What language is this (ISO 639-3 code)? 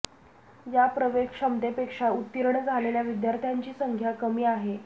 mar